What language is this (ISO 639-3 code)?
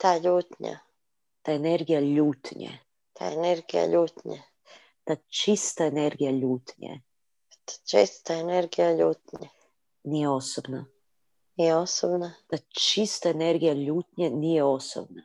hrv